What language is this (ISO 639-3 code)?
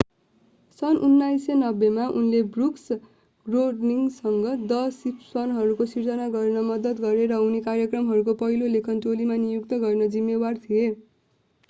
nep